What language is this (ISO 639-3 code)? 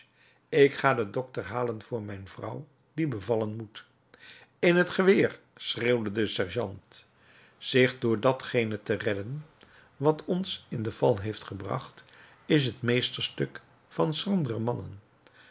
nld